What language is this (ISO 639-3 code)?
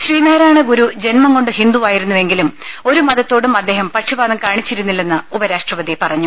mal